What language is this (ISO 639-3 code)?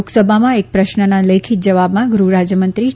guj